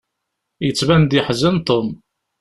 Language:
Kabyle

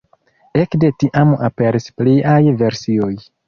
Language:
Esperanto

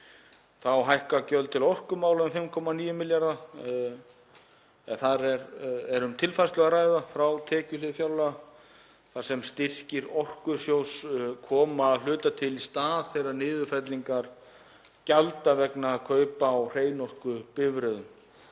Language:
Icelandic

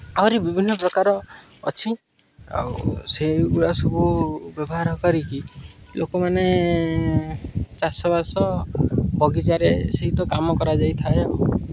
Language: Odia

